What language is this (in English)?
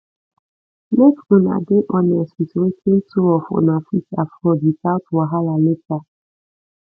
Nigerian Pidgin